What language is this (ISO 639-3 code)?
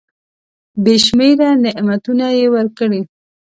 pus